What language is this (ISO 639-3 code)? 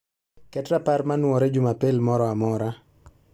luo